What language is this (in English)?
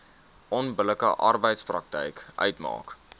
Afrikaans